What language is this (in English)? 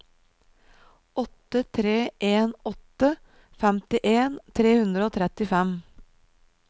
Norwegian